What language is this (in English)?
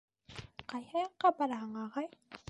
Bashkir